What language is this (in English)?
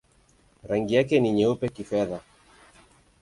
Swahili